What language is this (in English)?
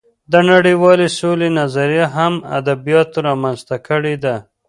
Pashto